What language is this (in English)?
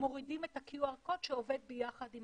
Hebrew